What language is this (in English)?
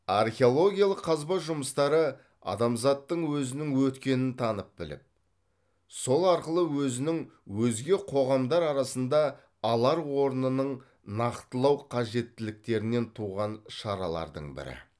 Kazakh